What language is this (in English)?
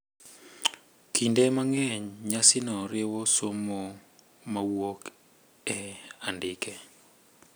Luo (Kenya and Tanzania)